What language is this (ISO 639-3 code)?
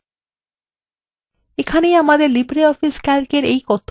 ben